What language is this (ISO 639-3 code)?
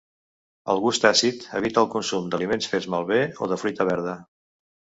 cat